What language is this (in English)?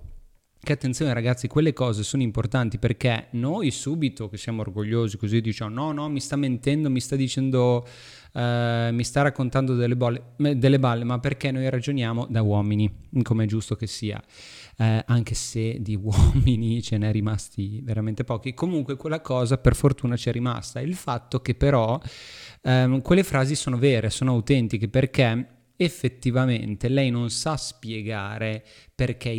Italian